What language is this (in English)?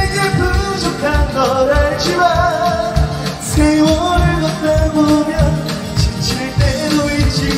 Korean